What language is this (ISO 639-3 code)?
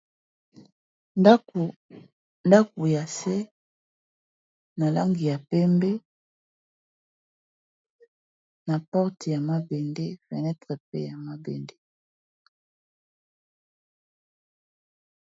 lin